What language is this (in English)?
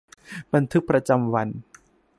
Thai